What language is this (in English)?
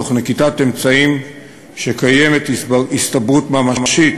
Hebrew